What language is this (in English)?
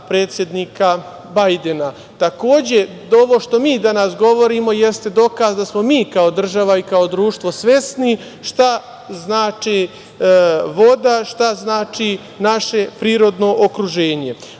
Serbian